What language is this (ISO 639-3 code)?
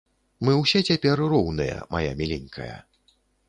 bel